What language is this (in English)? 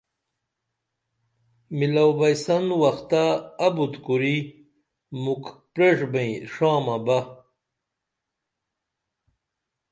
Dameli